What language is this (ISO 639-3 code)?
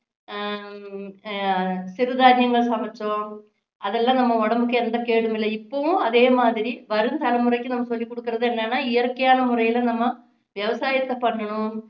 tam